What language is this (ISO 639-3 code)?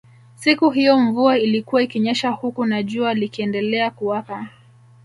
swa